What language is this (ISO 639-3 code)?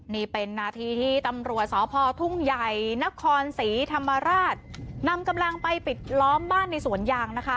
tha